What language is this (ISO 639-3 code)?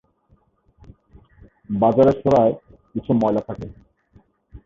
ben